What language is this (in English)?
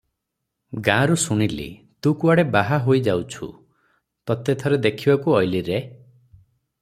Odia